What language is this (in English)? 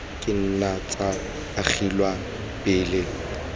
Tswana